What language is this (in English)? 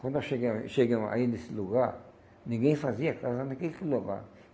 Portuguese